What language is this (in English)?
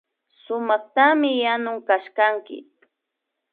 Imbabura Highland Quichua